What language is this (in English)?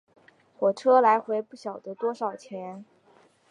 Chinese